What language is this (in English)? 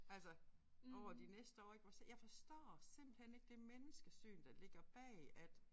Danish